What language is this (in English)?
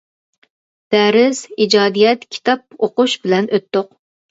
Uyghur